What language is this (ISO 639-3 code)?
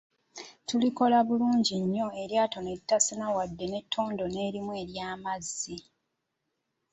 lug